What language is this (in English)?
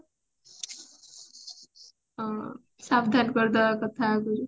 Odia